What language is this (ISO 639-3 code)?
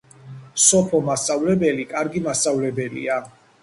kat